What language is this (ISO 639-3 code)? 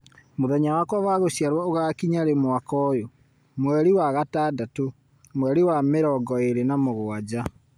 kik